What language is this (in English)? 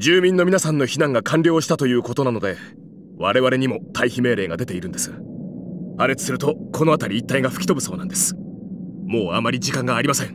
Japanese